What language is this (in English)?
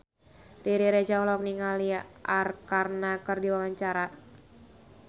Sundanese